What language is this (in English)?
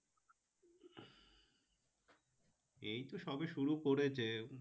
Bangla